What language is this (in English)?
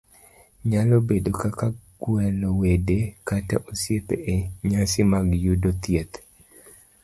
Luo (Kenya and Tanzania)